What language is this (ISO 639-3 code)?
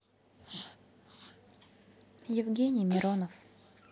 rus